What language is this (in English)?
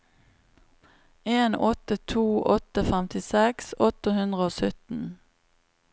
Norwegian